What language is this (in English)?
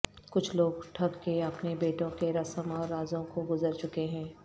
Urdu